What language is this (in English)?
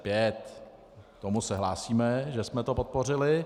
Czech